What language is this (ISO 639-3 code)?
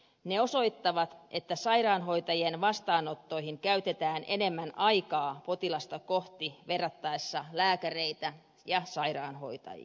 fin